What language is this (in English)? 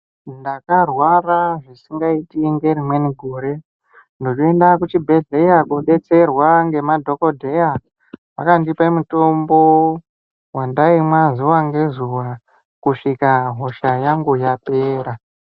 Ndau